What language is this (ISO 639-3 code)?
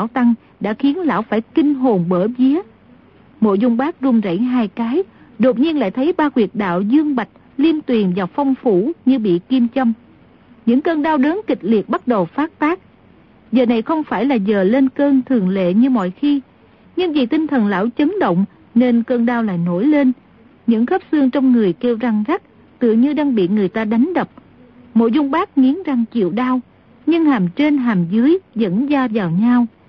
vie